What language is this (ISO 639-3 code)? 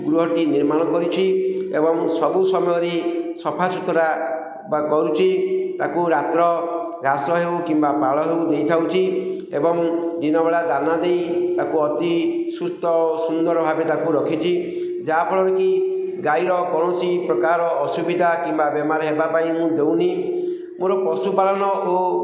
ori